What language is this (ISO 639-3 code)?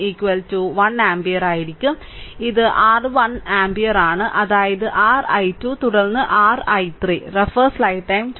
mal